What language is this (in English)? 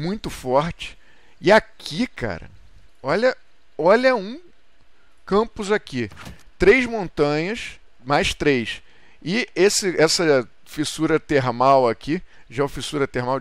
Portuguese